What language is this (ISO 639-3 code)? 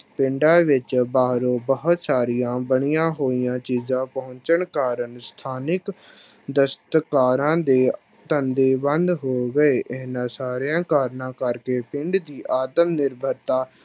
pan